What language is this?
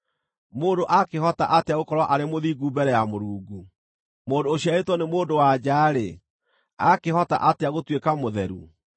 Kikuyu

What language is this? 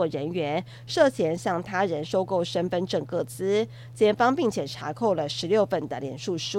Chinese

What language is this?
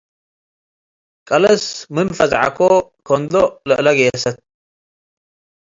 Tigre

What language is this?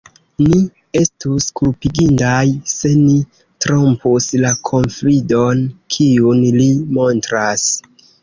Esperanto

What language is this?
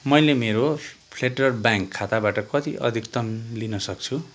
Nepali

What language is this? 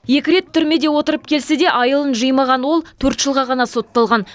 Kazakh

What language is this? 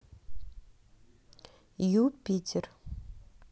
Russian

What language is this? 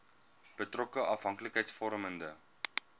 Afrikaans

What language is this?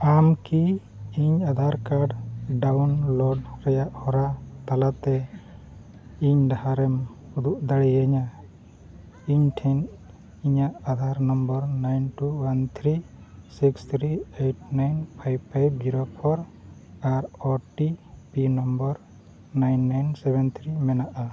Santali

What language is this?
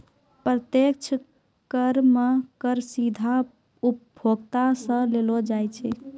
Maithili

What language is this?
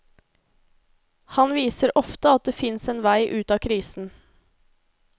Norwegian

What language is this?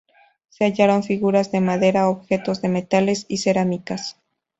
Spanish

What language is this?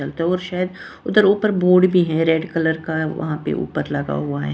Hindi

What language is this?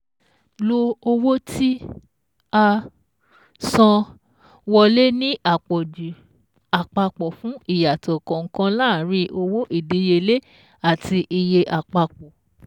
Yoruba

